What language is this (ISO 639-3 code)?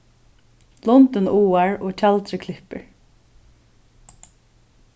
fao